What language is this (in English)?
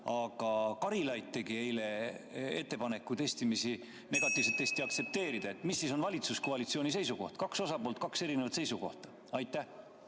Estonian